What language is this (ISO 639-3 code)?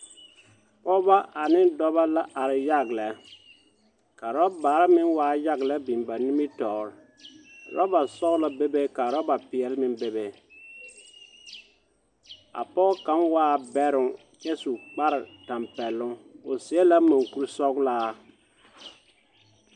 dga